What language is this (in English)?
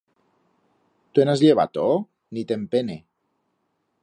Aragonese